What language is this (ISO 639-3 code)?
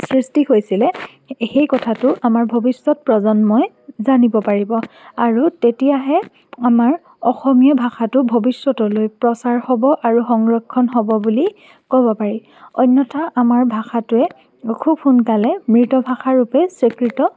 asm